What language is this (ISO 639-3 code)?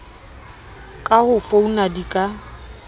sot